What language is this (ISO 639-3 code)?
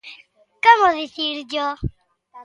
glg